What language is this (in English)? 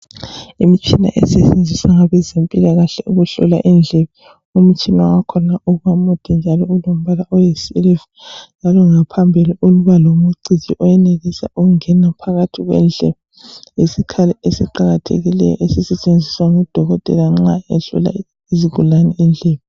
North Ndebele